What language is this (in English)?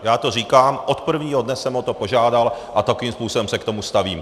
Czech